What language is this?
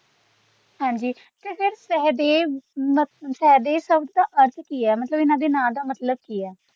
Punjabi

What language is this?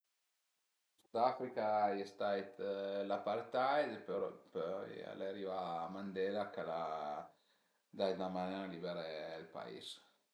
Piedmontese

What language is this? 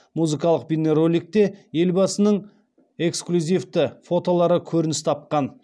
Kazakh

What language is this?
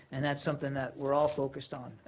English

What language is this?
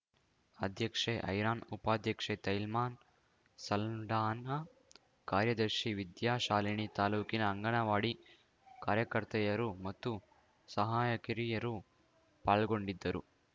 Kannada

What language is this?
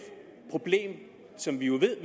Danish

